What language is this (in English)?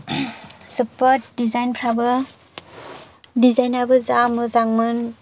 Bodo